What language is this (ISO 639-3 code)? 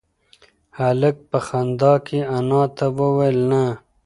pus